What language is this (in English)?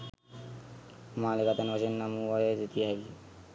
Sinhala